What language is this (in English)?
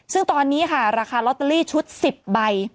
Thai